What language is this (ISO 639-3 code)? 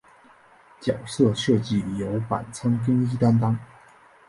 zho